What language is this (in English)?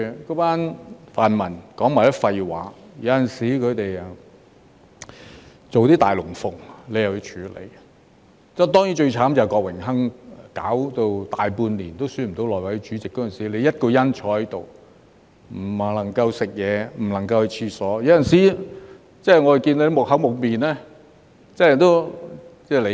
Cantonese